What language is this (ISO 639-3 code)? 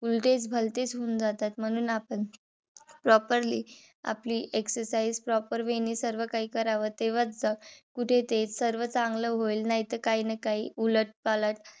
mar